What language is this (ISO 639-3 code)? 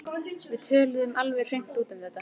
isl